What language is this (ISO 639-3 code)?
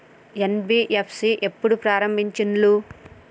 tel